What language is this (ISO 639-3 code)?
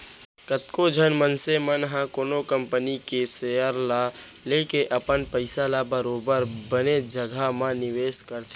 hne